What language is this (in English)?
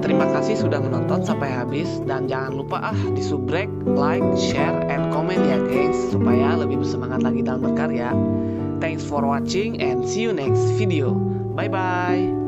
Indonesian